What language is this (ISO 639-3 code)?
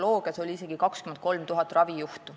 est